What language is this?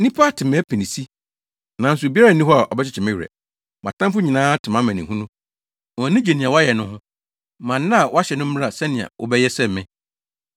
Akan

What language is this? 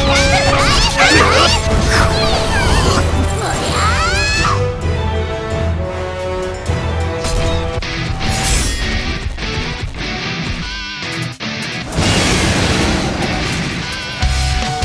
Japanese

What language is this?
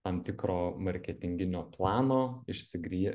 Lithuanian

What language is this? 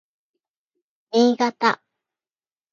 Japanese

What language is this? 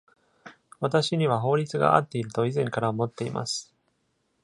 Japanese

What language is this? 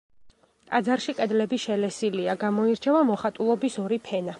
Georgian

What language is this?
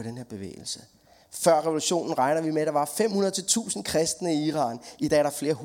Danish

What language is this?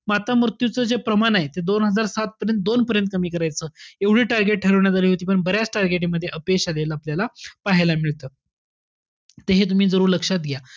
Marathi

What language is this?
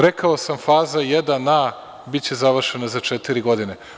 Serbian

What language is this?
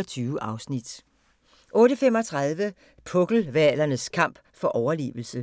Danish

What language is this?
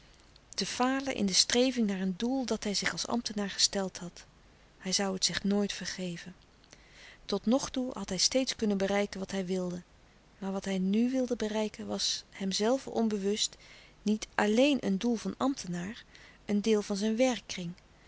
Dutch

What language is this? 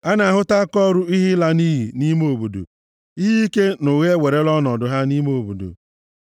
Igbo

